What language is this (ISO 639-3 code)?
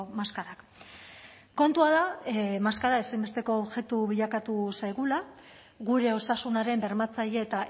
eus